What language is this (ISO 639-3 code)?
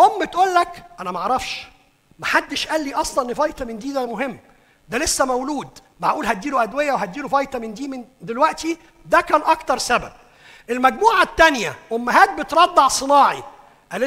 ara